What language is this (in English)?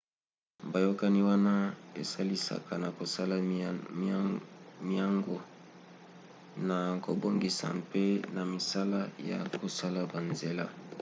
Lingala